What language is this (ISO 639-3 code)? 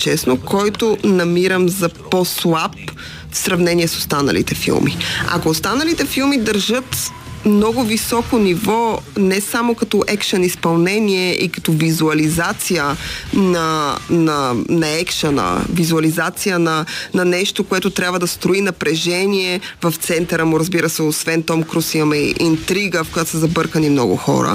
bul